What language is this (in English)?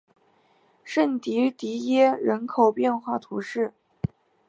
Chinese